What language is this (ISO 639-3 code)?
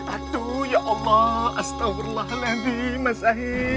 ind